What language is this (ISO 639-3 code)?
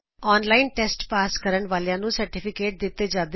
pan